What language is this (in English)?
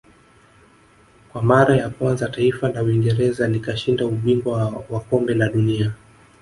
Swahili